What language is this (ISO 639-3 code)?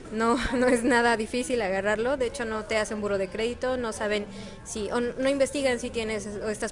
spa